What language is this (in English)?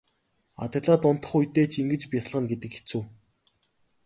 Mongolian